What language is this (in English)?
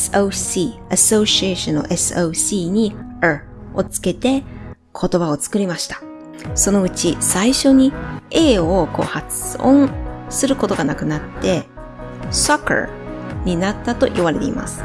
Japanese